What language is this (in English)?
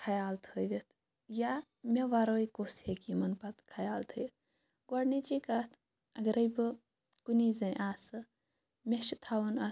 Kashmiri